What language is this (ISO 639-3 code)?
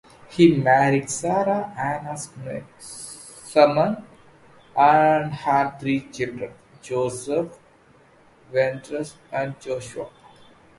eng